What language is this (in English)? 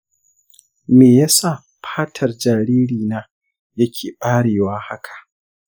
Hausa